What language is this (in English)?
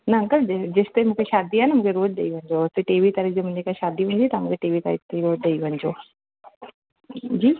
Sindhi